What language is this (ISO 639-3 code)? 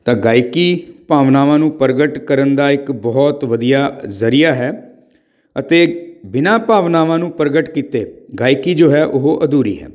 pan